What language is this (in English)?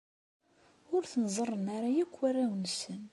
Kabyle